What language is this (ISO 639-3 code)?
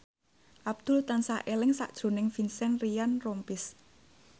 jav